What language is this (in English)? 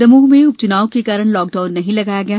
Hindi